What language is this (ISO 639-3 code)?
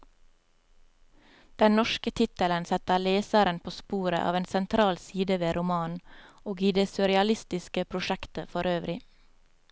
nor